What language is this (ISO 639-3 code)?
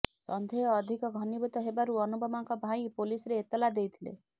ori